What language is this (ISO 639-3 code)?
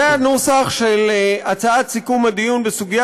heb